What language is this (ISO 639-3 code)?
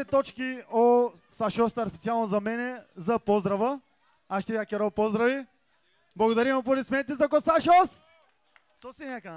bul